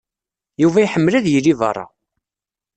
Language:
Kabyle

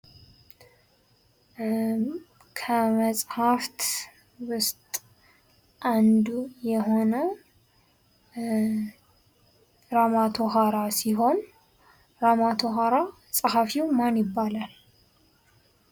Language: Amharic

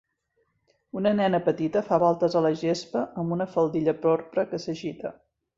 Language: Catalan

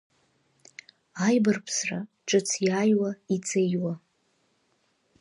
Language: Abkhazian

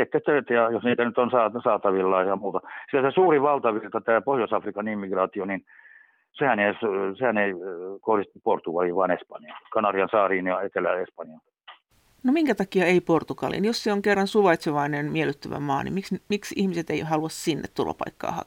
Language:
Finnish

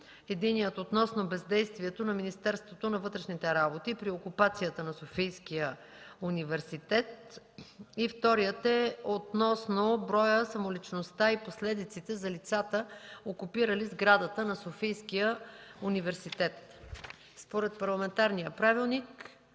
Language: Bulgarian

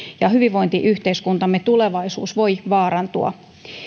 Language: Finnish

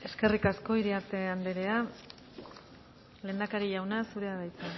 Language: Basque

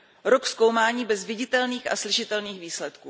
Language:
Czech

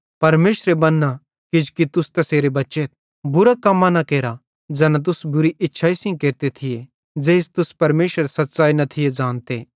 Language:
Bhadrawahi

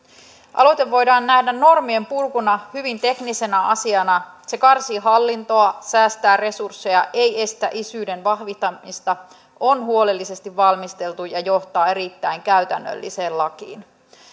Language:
Finnish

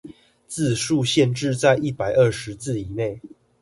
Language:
Chinese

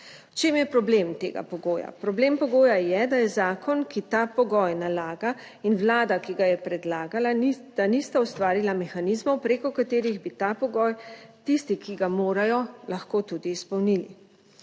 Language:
Slovenian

